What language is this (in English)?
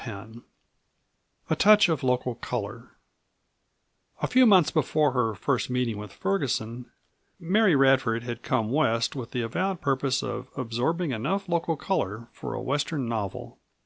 English